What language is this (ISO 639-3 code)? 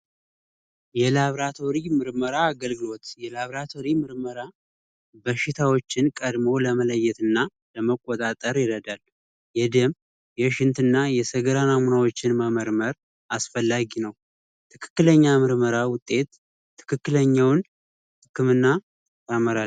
amh